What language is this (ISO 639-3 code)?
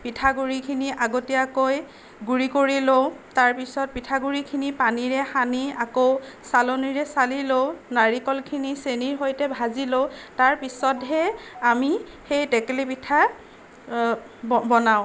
asm